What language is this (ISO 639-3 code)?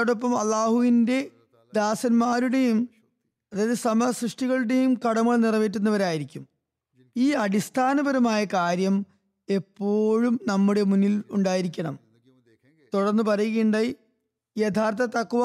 mal